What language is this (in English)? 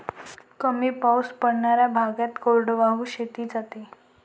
Marathi